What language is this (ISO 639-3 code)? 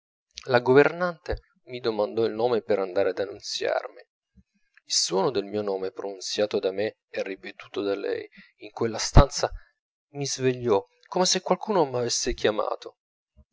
ita